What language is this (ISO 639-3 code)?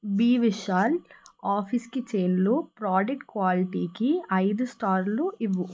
tel